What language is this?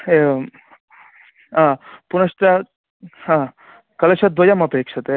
Sanskrit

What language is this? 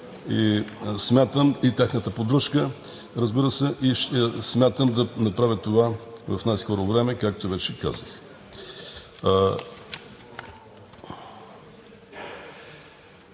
Bulgarian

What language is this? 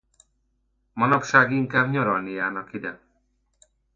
Hungarian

